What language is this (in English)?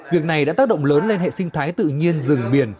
Vietnamese